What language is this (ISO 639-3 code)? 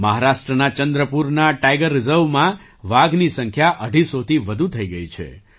guj